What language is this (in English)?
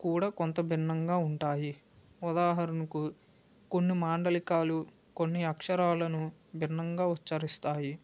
Telugu